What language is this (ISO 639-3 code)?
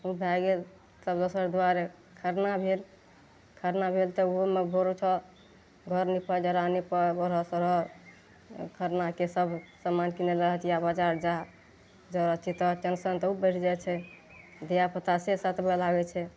mai